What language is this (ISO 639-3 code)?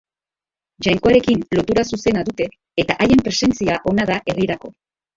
eus